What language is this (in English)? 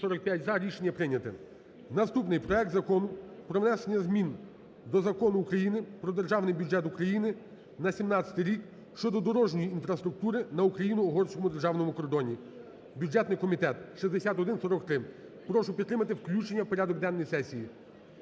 Ukrainian